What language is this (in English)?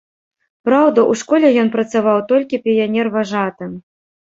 Belarusian